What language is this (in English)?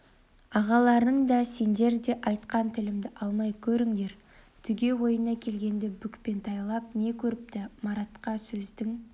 Kazakh